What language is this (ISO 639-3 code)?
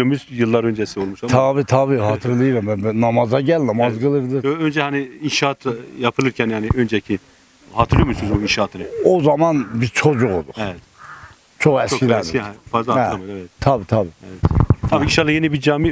tur